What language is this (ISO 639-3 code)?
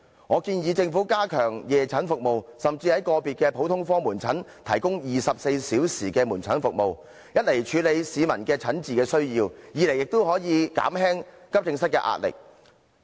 yue